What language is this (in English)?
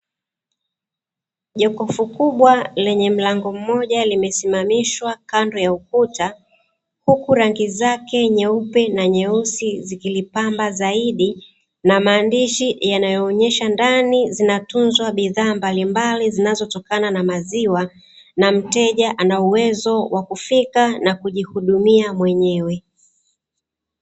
Swahili